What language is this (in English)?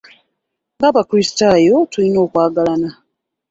Ganda